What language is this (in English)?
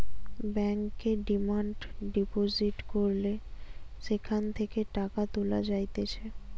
Bangla